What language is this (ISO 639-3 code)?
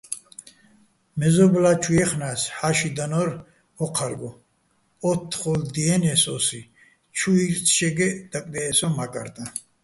bbl